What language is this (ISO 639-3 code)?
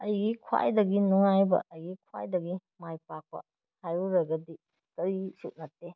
mni